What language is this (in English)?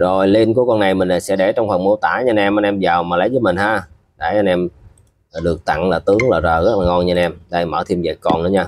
Vietnamese